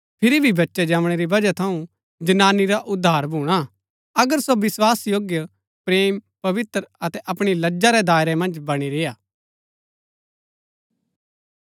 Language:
Gaddi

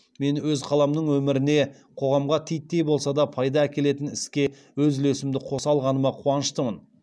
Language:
Kazakh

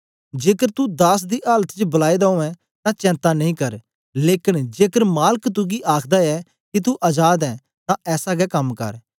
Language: Dogri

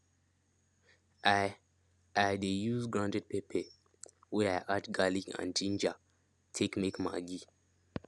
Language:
Nigerian Pidgin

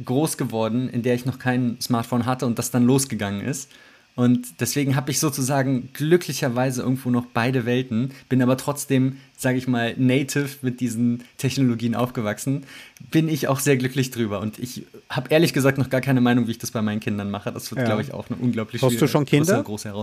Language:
German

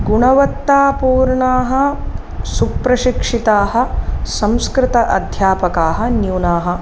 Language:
Sanskrit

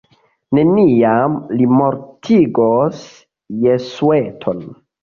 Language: Esperanto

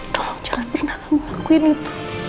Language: Indonesian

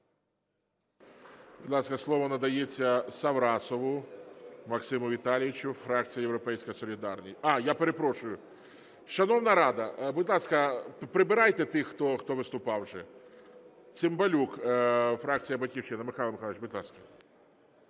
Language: Ukrainian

